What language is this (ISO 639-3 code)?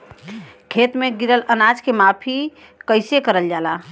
bho